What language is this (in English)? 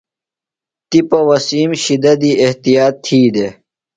Phalura